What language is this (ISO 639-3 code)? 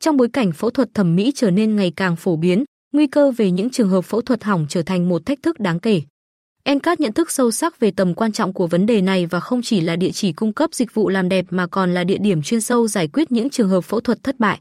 vie